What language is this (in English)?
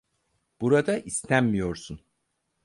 Turkish